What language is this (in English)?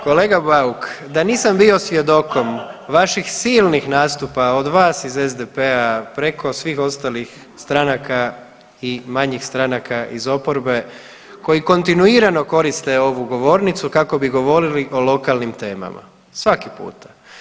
Croatian